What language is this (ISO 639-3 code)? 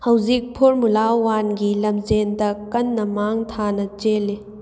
mni